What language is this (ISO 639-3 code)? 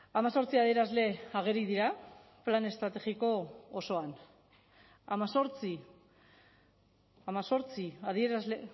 eus